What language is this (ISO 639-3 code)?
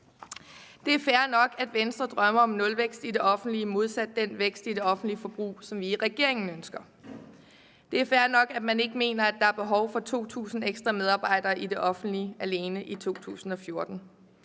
dan